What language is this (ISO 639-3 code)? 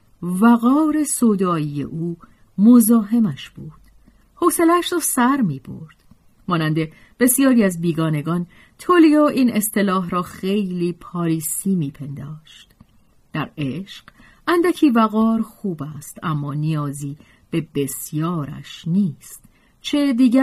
fas